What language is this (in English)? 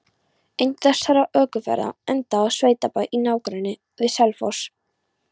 Icelandic